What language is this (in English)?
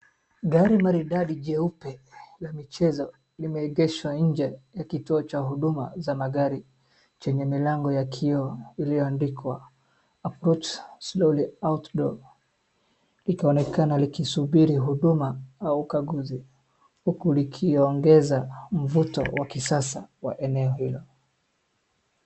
Swahili